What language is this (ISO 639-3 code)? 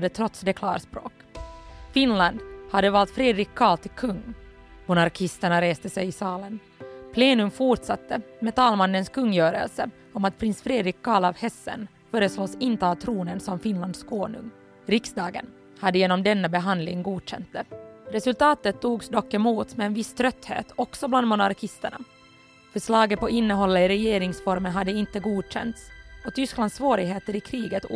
swe